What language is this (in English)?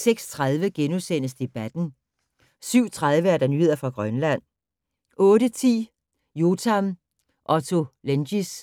Danish